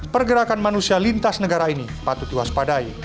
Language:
Indonesian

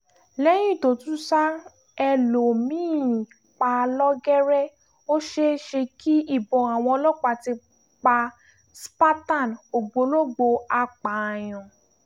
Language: Yoruba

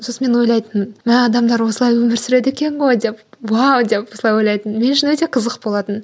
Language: Kazakh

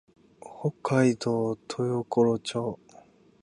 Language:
Japanese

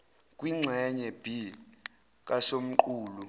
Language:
Zulu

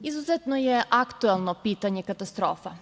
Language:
Serbian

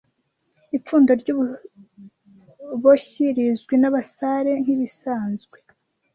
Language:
Kinyarwanda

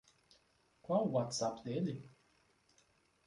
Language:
Portuguese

